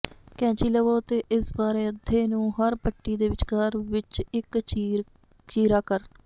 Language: Punjabi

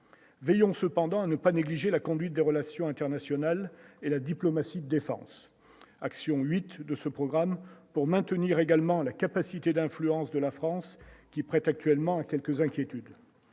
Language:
French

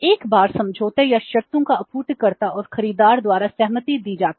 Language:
Hindi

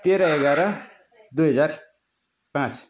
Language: Nepali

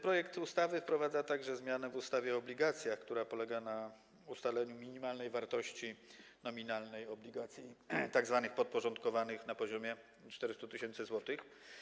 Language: Polish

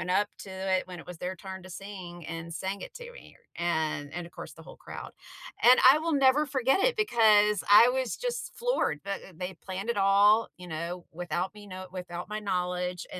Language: English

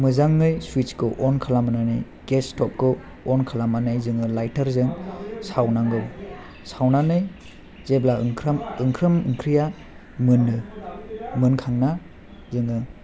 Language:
Bodo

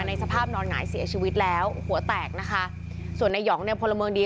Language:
Thai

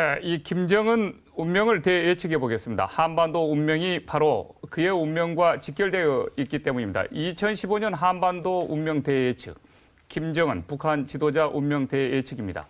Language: Korean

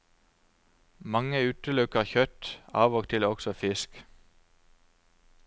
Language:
Norwegian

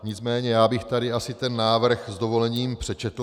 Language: Czech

